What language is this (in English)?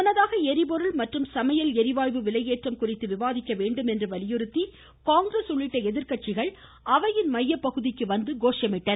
Tamil